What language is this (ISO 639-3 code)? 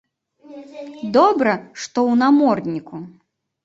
bel